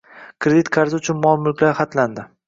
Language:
Uzbek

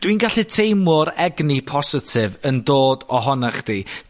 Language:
Welsh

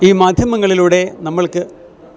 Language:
Malayalam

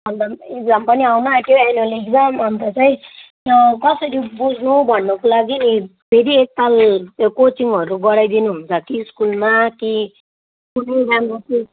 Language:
Nepali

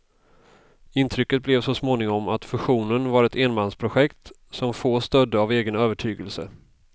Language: Swedish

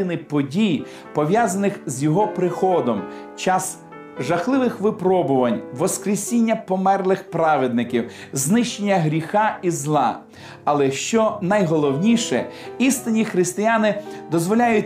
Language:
Ukrainian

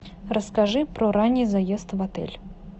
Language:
Russian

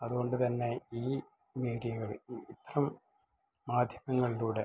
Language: Malayalam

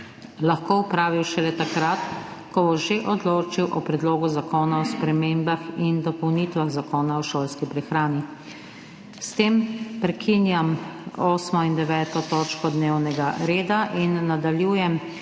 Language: Slovenian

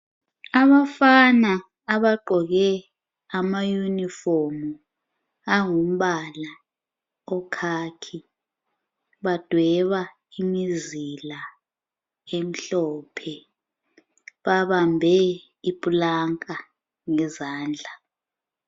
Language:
North Ndebele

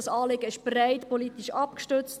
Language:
Swiss German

